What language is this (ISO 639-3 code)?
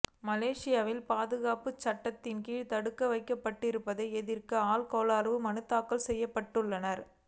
tam